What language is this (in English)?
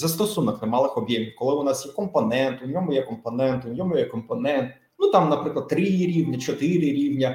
Ukrainian